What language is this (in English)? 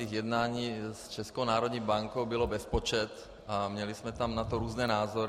Czech